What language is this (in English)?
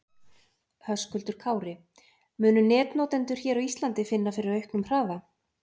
Icelandic